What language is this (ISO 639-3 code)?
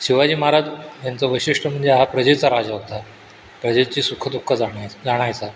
mar